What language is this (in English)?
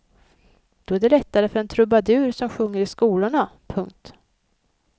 Swedish